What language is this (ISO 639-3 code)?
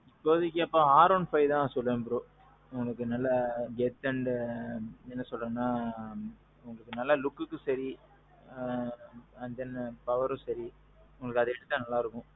tam